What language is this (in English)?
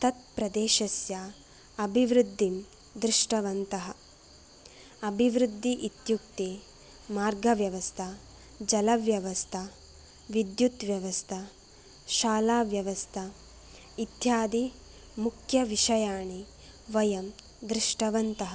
Sanskrit